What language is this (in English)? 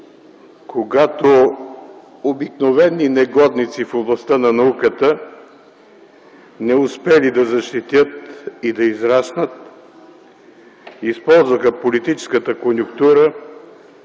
Bulgarian